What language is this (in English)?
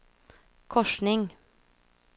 Swedish